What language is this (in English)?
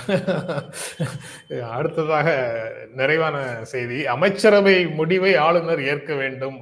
Tamil